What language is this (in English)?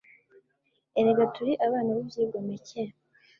Kinyarwanda